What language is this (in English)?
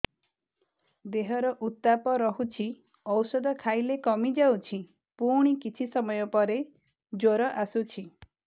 Odia